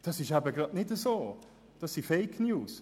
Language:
Swiss German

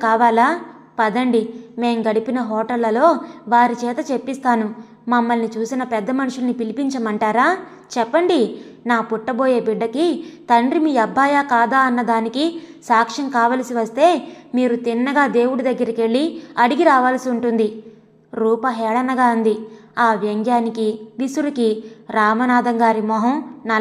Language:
Telugu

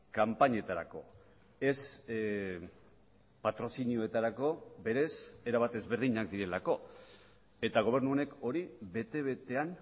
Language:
Basque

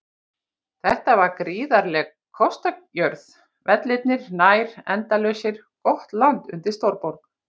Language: Icelandic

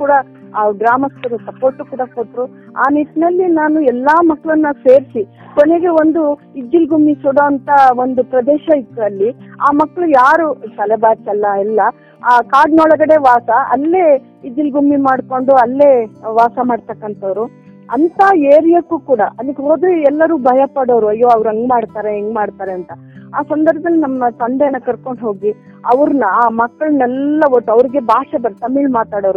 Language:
Kannada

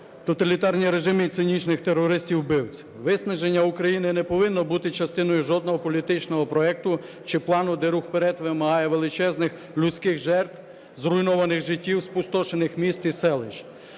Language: Ukrainian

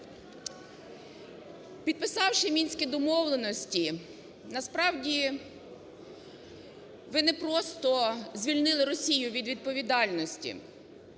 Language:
Ukrainian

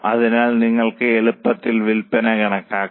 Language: Malayalam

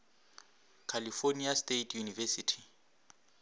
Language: Northern Sotho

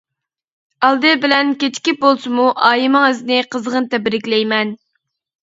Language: Uyghur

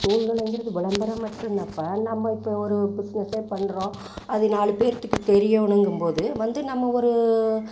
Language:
Tamil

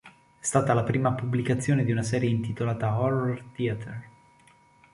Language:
Italian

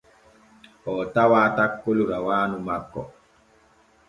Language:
Borgu Fulfulde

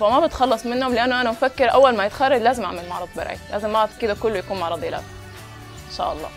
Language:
Arabic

